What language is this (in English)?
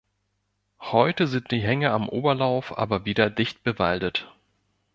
German